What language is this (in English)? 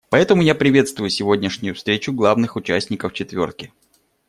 Russian